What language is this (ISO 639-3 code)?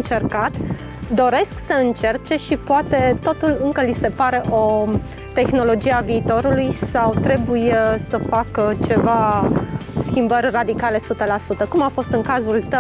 ron